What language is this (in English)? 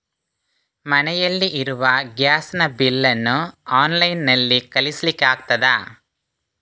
Kannada